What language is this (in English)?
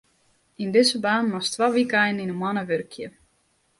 Western Frisian